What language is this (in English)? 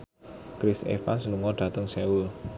Javanese